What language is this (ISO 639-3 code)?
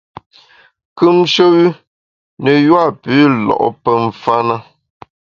bax